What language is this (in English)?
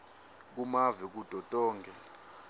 Swati